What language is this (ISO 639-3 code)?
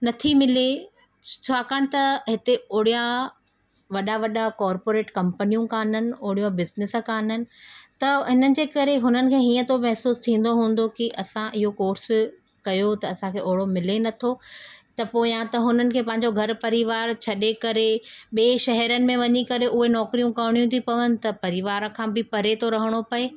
snd